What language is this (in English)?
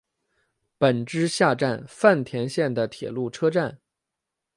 Chinese